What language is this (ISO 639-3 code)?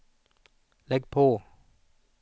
swe